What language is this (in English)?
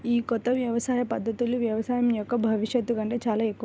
Telugu